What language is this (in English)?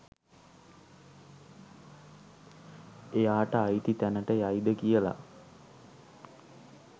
Sinhala